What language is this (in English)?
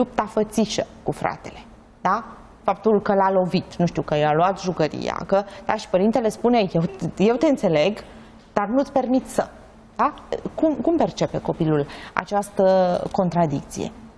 Romanian